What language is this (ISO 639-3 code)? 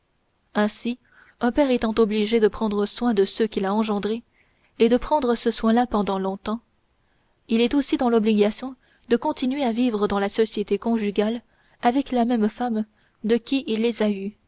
fra